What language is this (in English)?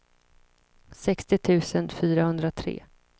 Swedish